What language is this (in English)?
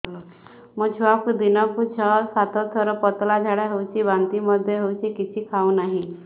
Odia